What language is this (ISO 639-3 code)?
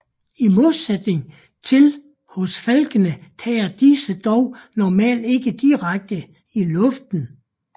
dan